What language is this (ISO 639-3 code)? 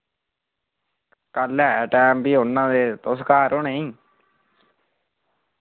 doi